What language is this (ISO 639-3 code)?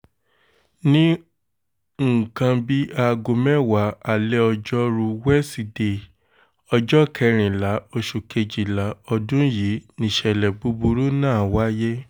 yor